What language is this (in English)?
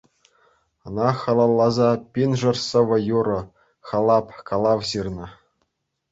Chuvash